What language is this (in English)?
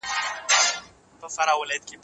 Pashto